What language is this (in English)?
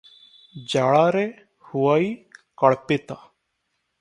Odia